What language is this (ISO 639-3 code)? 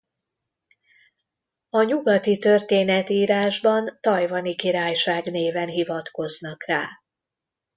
hun